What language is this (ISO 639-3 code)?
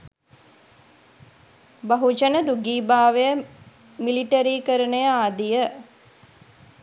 sin